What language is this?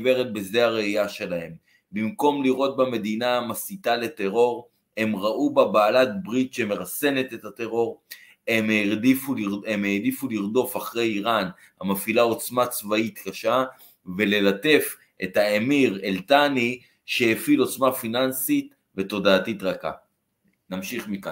Hebrew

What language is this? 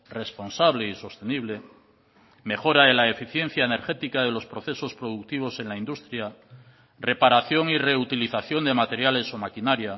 Spanish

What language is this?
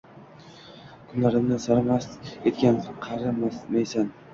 Uzbek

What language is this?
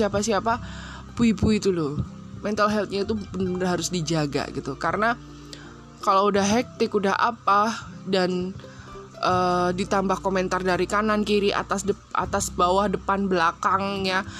Indonesian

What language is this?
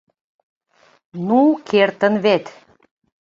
Mari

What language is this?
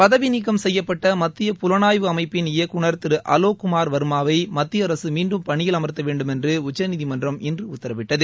Tamil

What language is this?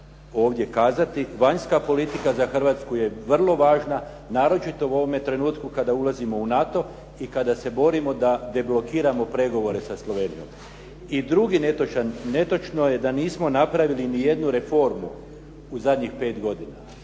Croatian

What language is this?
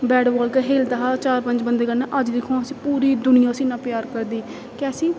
Dogri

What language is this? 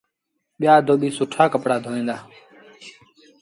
Sindhi Bhil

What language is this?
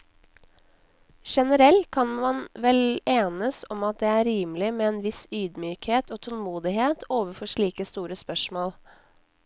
Norwegian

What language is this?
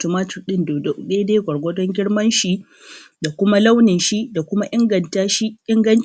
Hausa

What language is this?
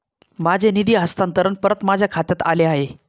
Marathi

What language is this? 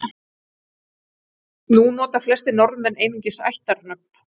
Icelandic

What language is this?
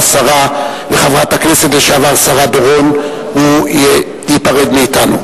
Hebrew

